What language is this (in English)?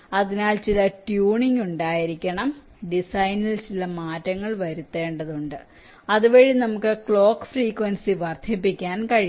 Malayalam